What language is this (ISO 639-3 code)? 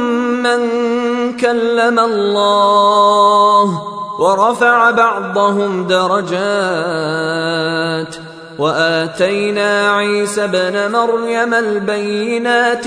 ara